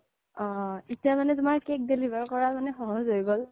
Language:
Assamese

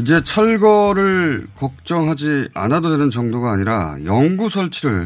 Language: Korean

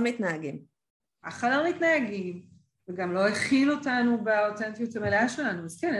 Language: Hebrew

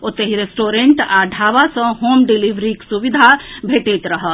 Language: Maithili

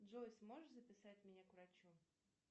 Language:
Russian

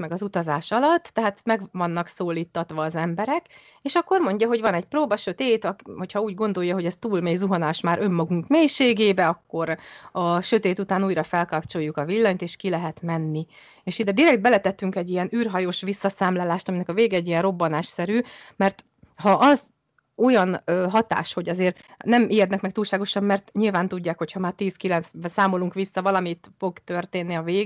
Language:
Hungarian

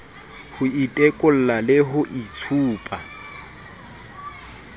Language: Southern Sotho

